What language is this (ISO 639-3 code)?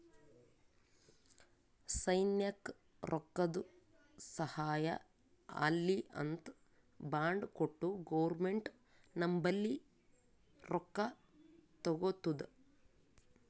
kan